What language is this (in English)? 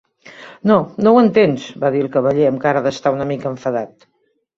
Catalan